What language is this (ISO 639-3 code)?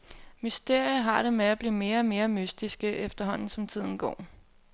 dan